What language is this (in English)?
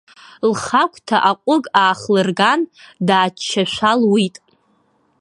Abkhazian